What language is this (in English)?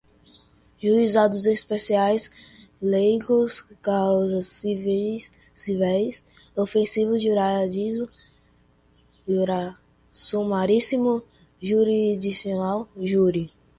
Portuguese